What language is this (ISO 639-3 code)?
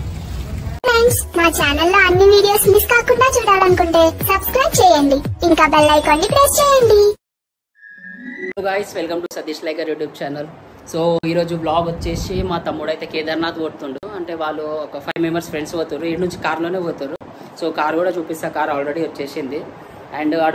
tel